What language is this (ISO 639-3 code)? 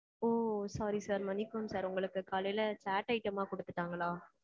tam